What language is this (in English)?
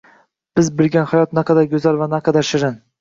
Uzbek